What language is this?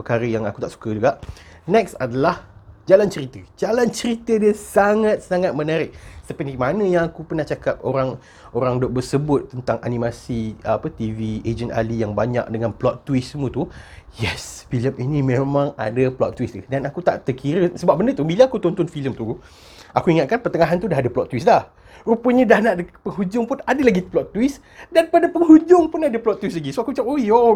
Malay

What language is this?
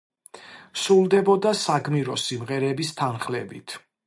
Georgian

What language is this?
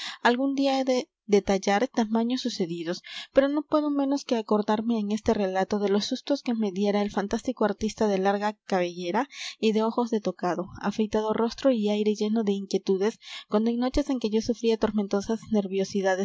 Spanish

